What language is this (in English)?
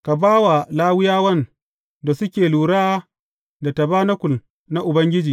Hausa